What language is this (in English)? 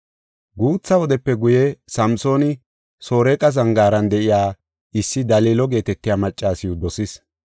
Gofa